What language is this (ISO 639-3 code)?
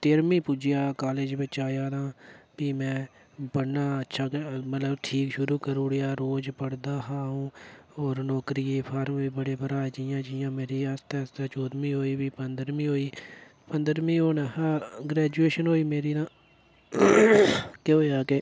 doi